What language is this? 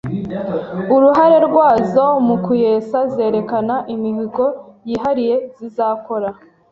Kinyarwanda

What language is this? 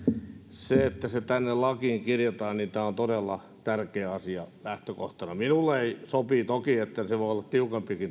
Finnish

